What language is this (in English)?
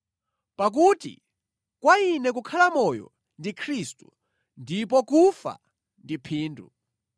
Nyanja